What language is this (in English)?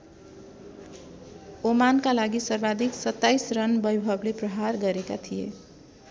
Nepali